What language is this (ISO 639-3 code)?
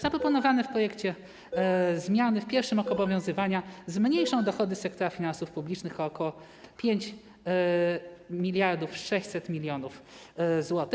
pol